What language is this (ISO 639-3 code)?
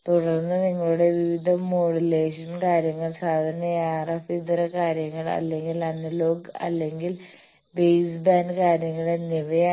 mal